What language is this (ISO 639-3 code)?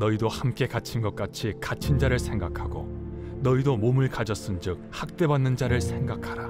kor